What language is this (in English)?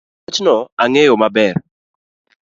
Luo (Kenya and Tanzania)